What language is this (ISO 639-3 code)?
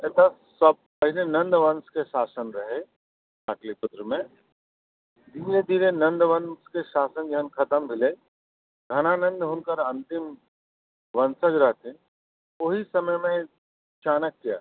mai